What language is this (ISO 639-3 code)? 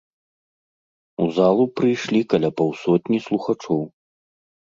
bel